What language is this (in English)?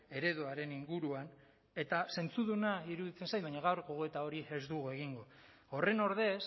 Basque